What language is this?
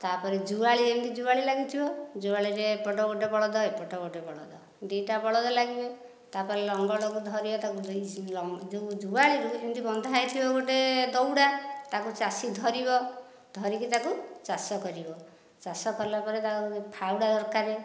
Odia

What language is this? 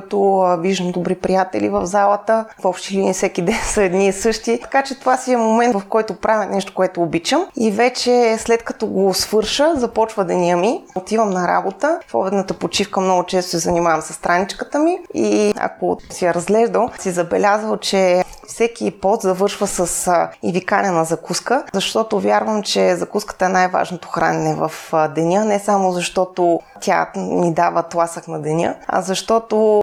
Bulgarian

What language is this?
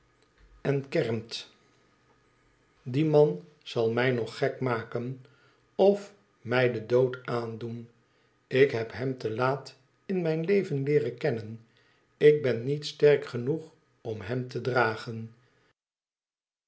Dutch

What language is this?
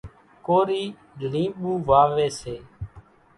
Kachi Koli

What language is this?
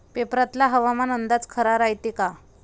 Marathi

